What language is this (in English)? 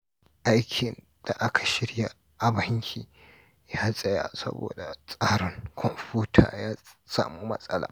Hausa